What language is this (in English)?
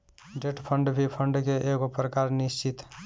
Bhojpuri